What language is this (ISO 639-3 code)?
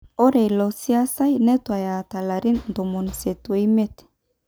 mas